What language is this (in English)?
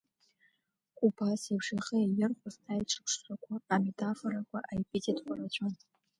Abkhazian